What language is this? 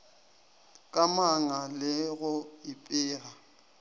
Northern Sotho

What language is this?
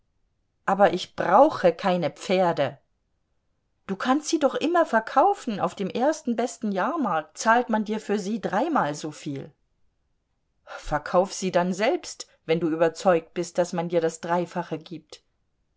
German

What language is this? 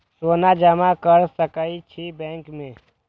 Maithili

